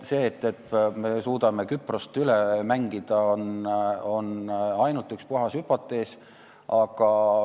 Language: Estonian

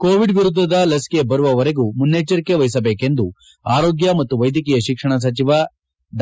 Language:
Kannada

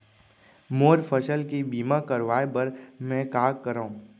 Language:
Chhattisgarhi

